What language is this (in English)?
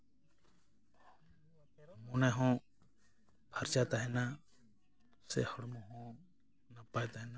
Santali